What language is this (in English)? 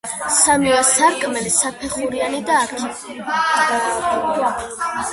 Georgian